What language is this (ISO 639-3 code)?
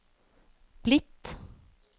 nor